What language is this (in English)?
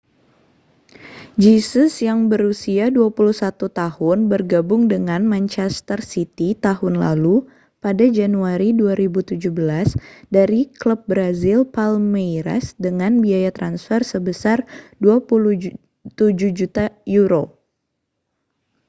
Indonesian